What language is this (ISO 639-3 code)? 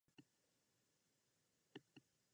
jpn